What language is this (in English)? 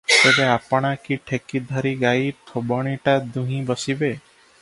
Odia